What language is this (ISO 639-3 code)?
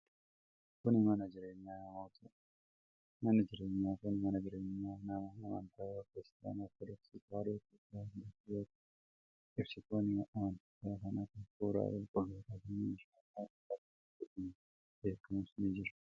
orm